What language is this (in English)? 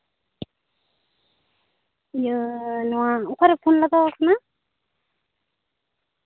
Santali